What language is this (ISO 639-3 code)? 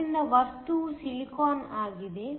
kan